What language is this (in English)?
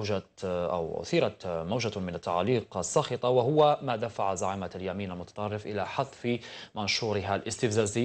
Arabic